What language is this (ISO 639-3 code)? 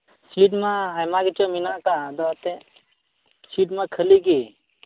sat